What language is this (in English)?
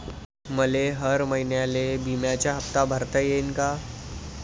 Marathi